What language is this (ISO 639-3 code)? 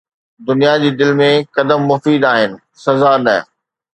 snd